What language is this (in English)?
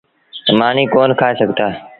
Sindhi Bhil